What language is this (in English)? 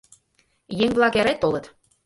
Mari